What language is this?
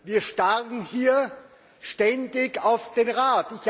German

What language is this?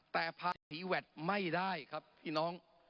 Thai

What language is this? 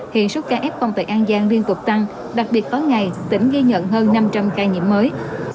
Vietnamese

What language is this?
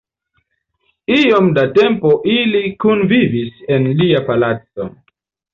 Esperanto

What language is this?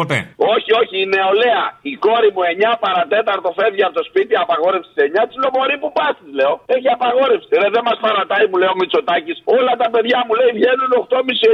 Greek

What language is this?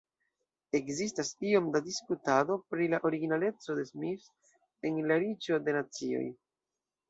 Esperanto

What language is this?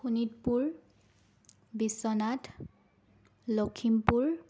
Assamese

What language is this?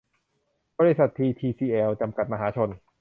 Thai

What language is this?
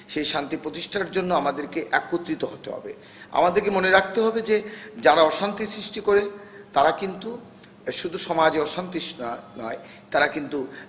Bangla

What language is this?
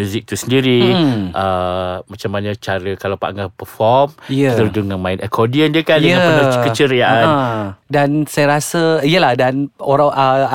Malay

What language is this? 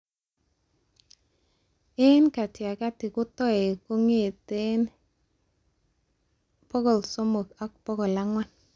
Kalenjin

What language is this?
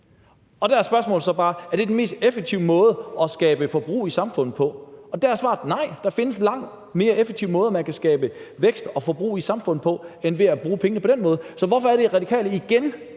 Danish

